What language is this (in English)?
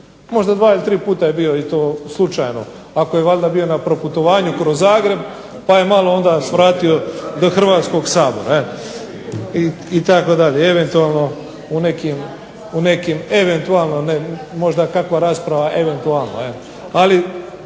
Croatian